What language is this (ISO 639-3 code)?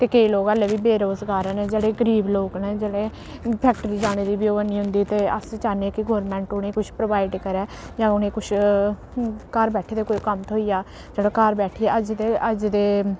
doi